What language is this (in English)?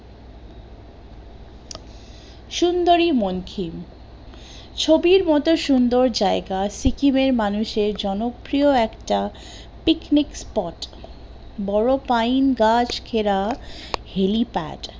Bangla